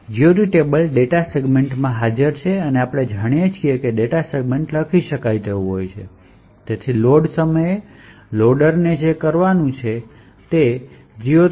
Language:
Gujarati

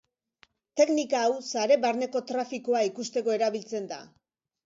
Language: Basque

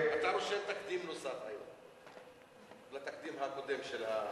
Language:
Hebrew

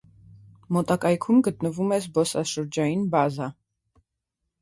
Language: Armenian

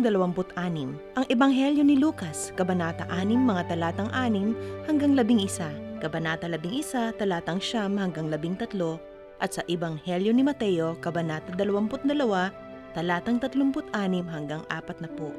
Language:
Filipino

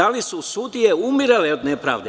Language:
Serbian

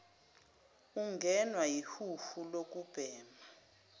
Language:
Zulu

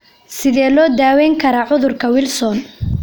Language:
Somali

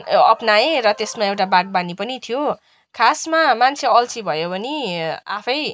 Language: Nepali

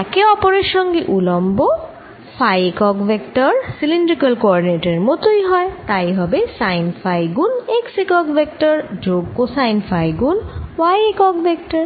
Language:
Bangla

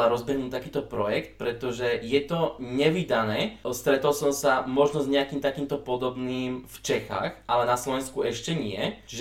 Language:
Slovak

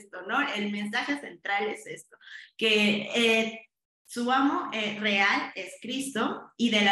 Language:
Spanish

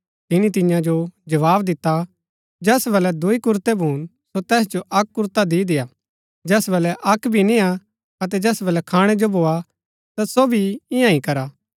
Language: Gaddi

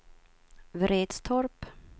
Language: Swedish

